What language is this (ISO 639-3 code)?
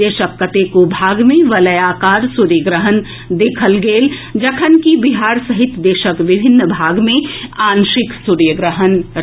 mai